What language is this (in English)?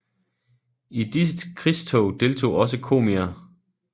Danish